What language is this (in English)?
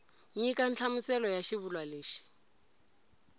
Tsonga